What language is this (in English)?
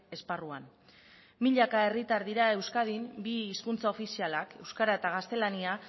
Basque